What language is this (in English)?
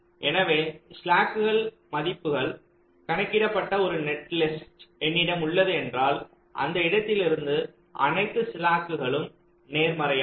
Tamil